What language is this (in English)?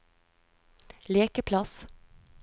Norwegian